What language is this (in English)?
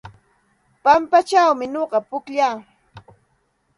Santa Ana de Tusi Pasco Quechua